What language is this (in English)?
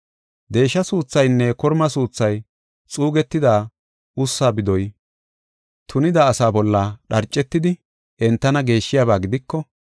Gofa